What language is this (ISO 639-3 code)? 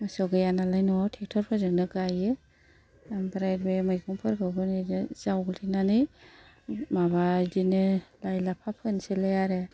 brx